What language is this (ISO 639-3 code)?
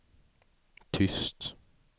swe